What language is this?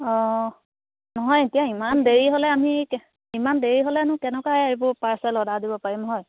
Assamese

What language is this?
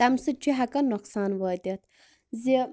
Kashmiri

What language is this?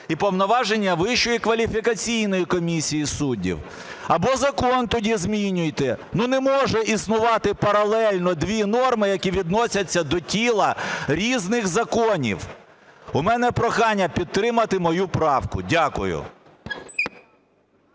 Ukrainian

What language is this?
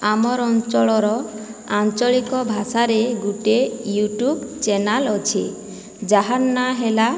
Odia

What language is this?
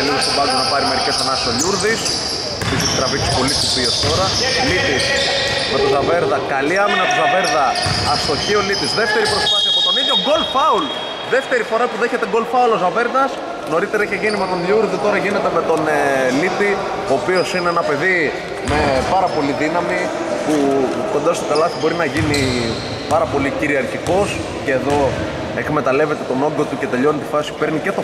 Greek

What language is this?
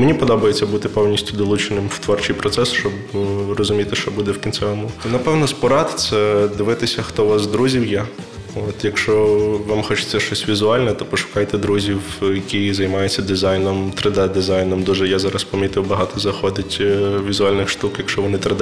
Ukrainian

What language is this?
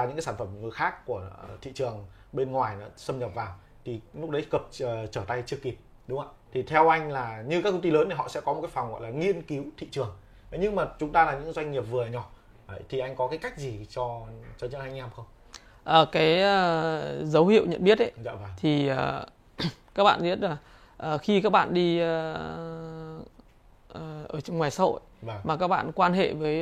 Vietnamese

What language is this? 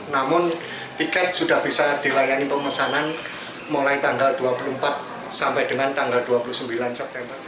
Indonesian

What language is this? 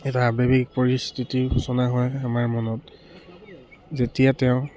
Assamese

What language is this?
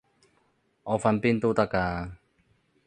Cantonese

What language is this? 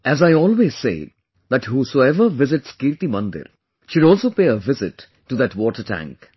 English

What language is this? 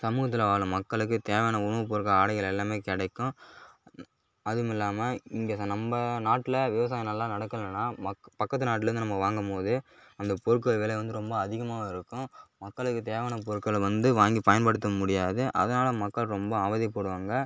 Tamil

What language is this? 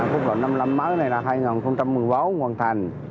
Vietnamese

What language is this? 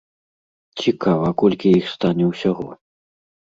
Belarusian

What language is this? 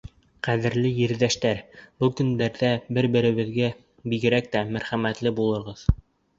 Bashkir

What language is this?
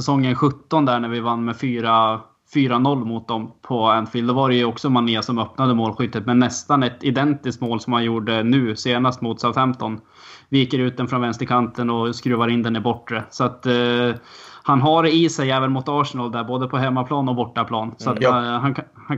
Swedish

